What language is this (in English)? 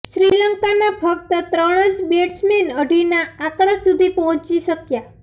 Gujarati